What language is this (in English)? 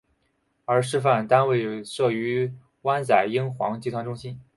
Chinese